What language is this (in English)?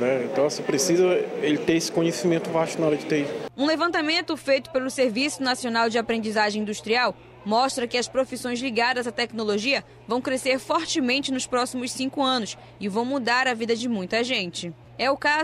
Portuguese